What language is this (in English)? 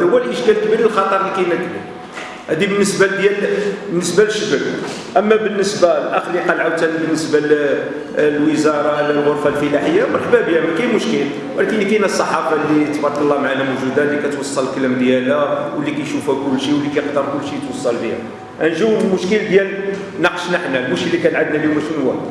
Arabic